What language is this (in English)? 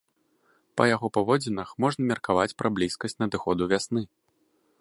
Belarusian